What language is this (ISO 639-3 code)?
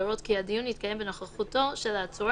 heb